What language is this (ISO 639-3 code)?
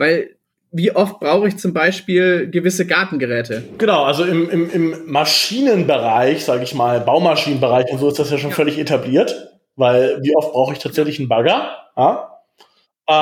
deu